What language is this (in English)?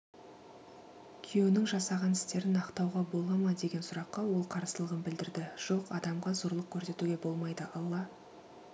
Kazakh